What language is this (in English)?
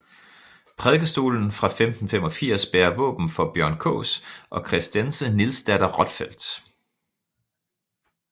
Danish